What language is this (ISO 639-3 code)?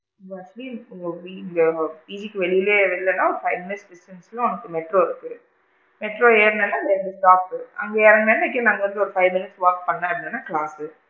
tam